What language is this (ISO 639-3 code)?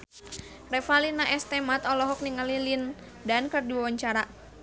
sun